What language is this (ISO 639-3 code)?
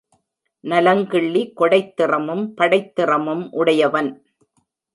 tam